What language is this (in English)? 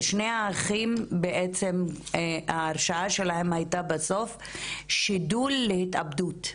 Hebrew